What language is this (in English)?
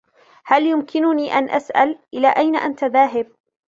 Arabic